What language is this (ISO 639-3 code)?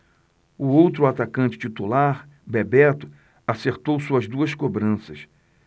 por